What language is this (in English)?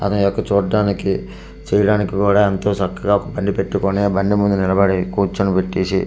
Telugu